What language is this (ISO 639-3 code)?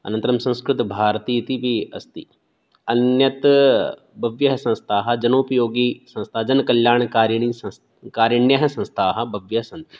san